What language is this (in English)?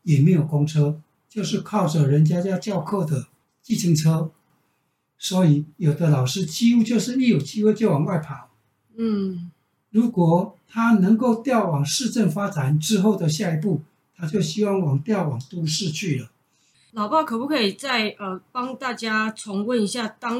Chinese